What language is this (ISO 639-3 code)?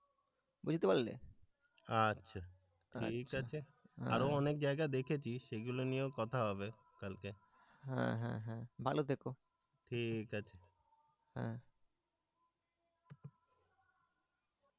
ben